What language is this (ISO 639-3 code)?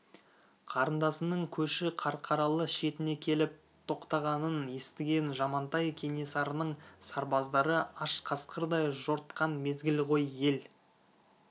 kaz